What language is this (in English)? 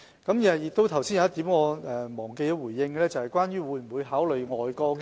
Cantonese